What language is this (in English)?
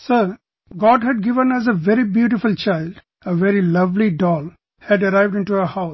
English